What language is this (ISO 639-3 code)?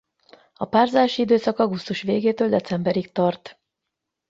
hun